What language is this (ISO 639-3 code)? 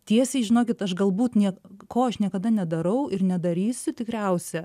lit